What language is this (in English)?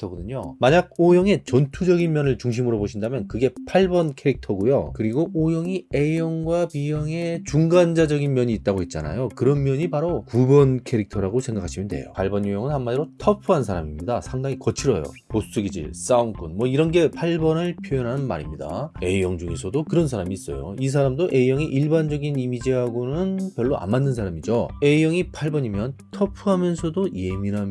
Korean